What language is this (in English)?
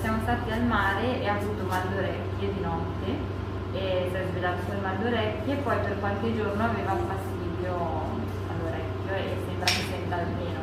Italian